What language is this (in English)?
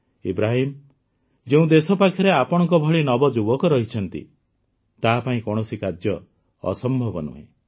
Odia